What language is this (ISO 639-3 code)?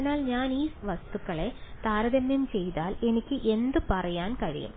mal